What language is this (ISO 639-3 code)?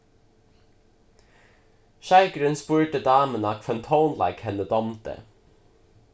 fao